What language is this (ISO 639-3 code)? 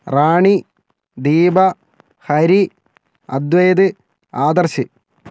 mal